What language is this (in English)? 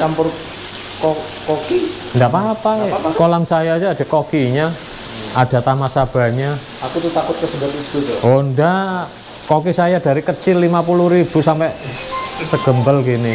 Indonesian